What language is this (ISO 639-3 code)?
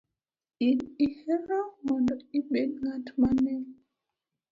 luo